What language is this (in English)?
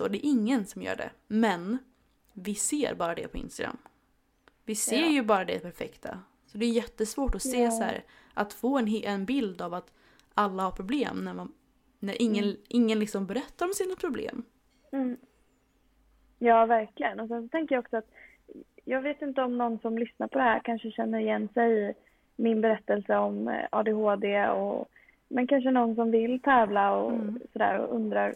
Swedish